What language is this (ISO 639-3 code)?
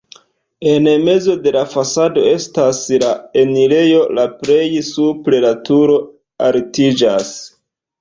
epo